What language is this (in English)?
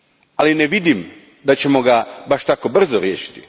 Croatian